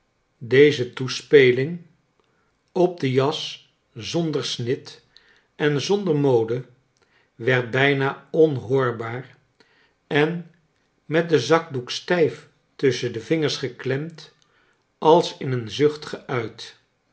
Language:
Dutch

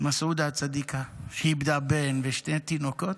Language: Hebrew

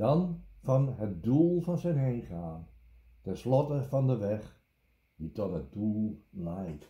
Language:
Dutch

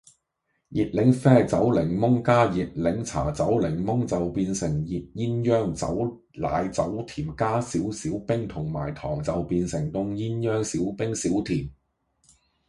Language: Cantonese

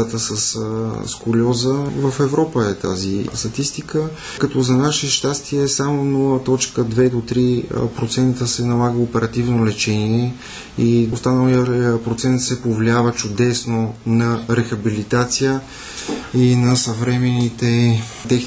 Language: Bulgarian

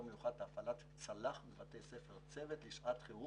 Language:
Hebrew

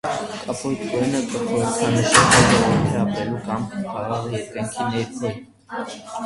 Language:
Armenian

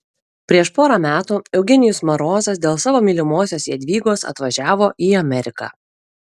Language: Lithuanian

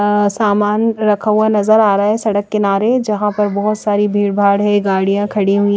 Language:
Hindi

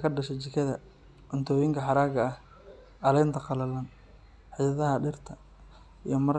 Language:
Somali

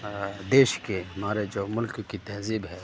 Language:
Urdu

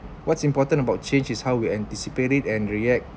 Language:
English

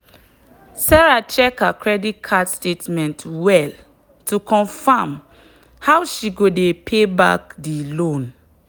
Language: Nigerian Pidgin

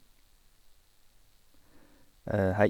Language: Norwegian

